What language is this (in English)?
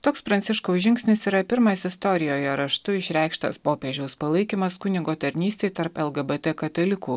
Lithuanian